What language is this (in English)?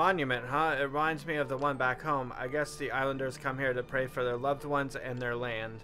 English